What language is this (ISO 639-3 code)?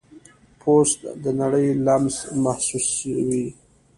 pus